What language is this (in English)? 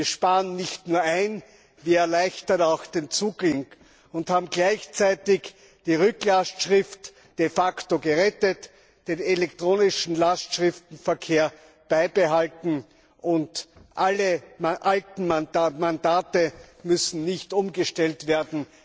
German